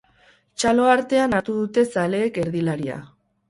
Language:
Basque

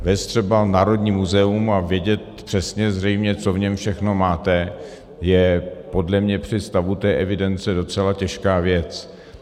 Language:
Czech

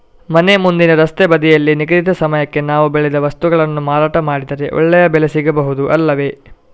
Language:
Kannada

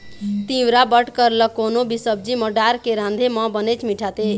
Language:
Chhattisgarhi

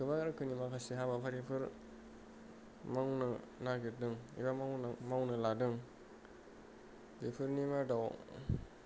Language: Bodo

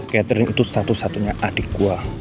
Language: Indonesian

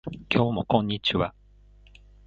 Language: Japanese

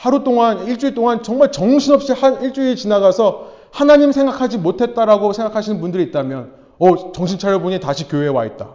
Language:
Korean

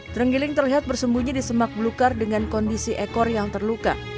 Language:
Indonesian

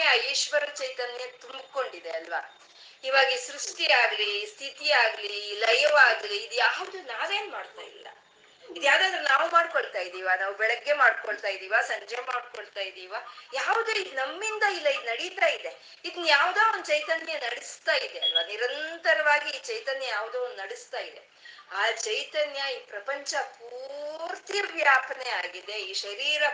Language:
Kannada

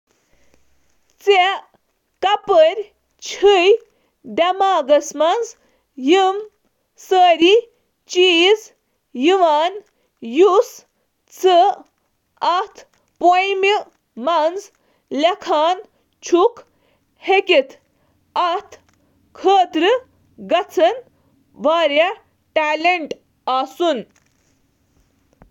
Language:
Kashmiri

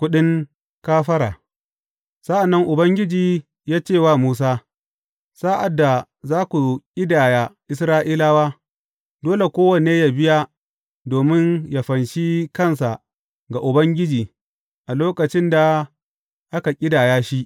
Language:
Hausa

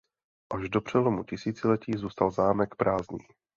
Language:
Czech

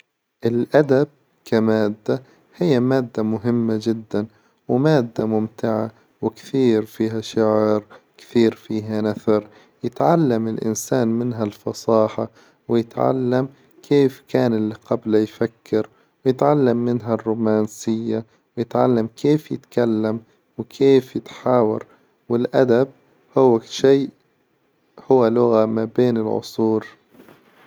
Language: Hijazi Arabic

